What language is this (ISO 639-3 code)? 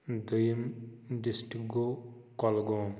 kas